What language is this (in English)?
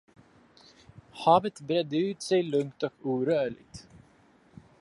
Swedish